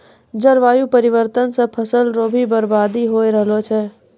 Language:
Maithili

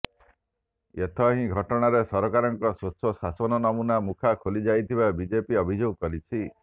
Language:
Odia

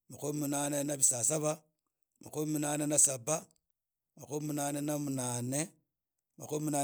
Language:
Idakho-Isukha-Tiriki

